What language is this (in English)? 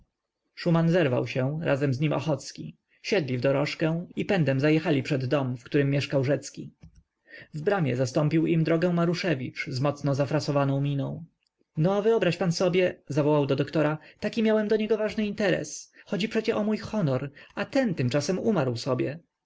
Polish